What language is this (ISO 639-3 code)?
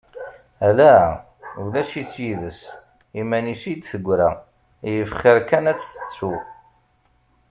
kab